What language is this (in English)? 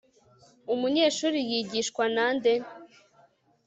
Kinyarwanda